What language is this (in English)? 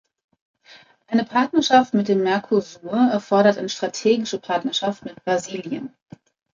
German